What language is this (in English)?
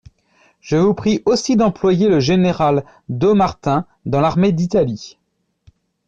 French